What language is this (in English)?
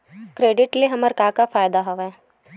Chhattisgarhi